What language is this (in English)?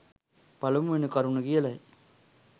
Sinhala